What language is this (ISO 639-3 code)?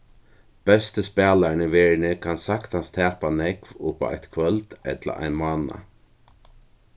fao